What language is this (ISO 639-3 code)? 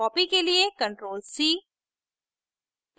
hin